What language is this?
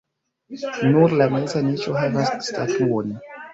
Esperanto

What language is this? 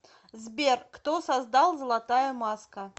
Russian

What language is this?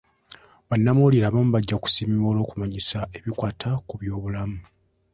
Ganda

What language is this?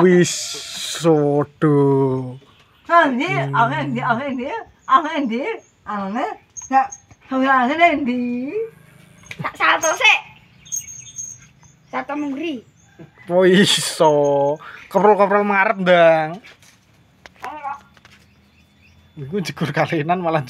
Indonesian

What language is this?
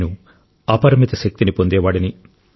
Telugu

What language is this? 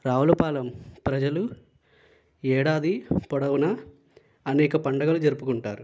Telugu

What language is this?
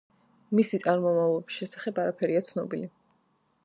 Georgian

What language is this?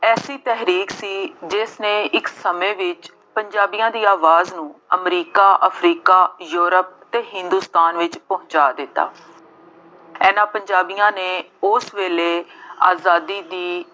Punjabi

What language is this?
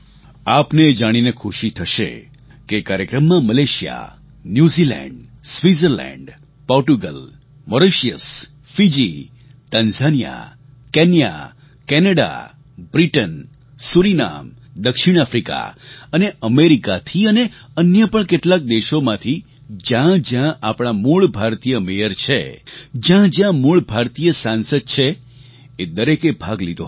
Gujarati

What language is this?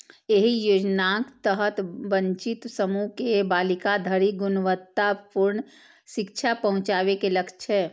Maithili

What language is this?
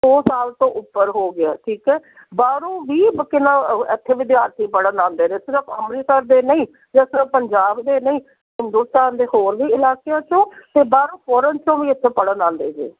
Punjabi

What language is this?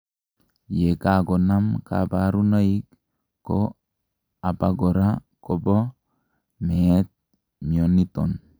Kalenjin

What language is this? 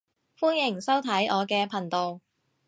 Cantonese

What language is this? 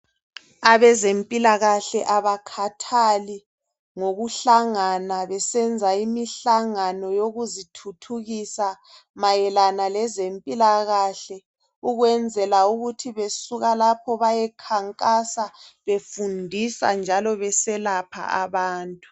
North Ndebele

